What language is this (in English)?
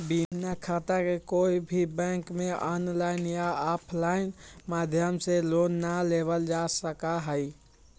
Magahi